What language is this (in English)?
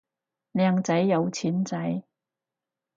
Cantonese